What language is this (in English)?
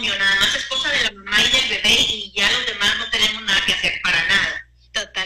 Spanish